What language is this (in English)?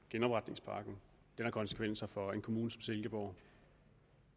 Danish